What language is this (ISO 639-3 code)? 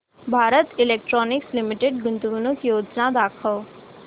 mar